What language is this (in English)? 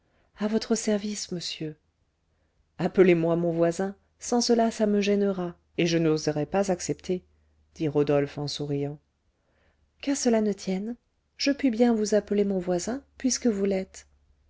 French